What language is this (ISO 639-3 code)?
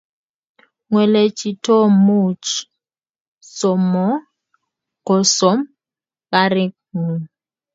kln